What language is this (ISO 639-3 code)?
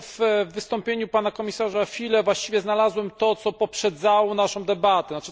pol